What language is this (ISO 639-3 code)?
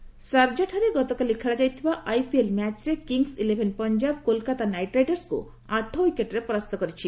ori